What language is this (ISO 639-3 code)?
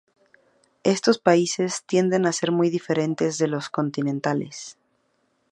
spa